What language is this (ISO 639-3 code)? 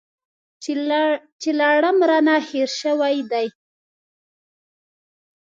pus